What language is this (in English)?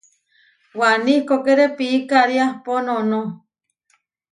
Huarijio